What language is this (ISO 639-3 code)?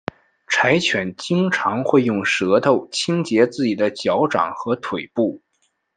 zho